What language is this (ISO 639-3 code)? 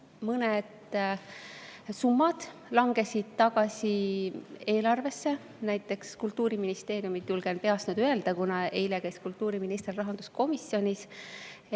est